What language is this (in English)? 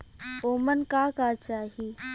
Bhojpuri